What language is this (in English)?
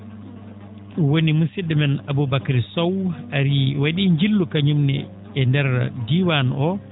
Fula